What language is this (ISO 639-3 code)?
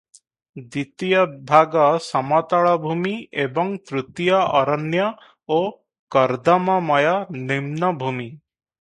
ori